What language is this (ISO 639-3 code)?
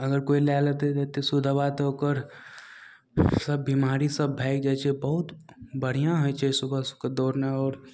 mai